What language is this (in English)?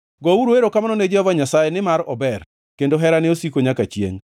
Luo (Kenya and Tanzania)